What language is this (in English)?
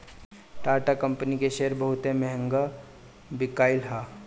Bhojpuri